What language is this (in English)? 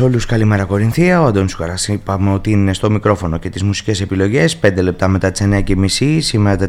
Greek